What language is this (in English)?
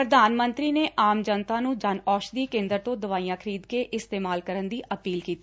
Punjabi